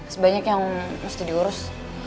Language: Indonesian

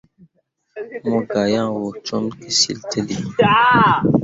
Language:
Mundang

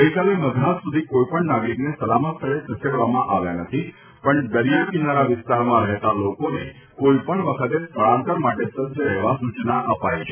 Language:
Gujarati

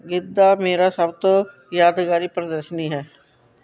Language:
Punjabi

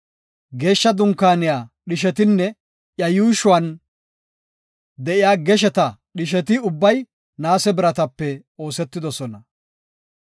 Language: Gofa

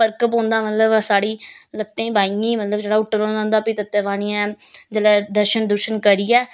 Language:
Dogri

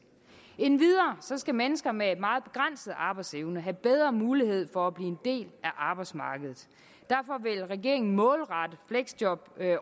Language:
Danish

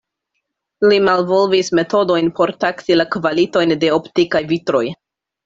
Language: Esperanto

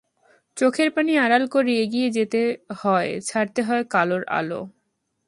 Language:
Bangla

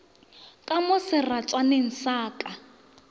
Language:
Northern Sotho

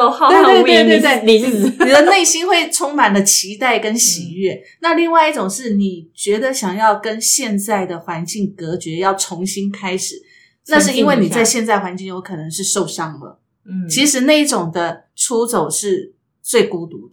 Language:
Chinese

